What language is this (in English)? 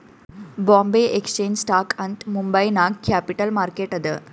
Kannada